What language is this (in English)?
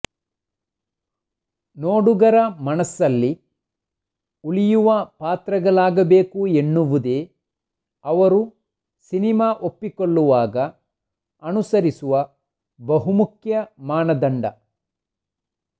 Kannada